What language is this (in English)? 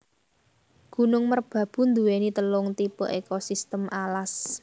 Javanese